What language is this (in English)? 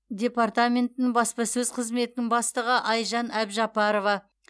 Kazakh